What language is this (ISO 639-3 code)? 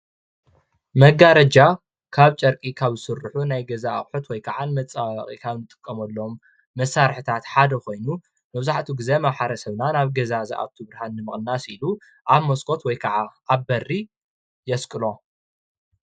tir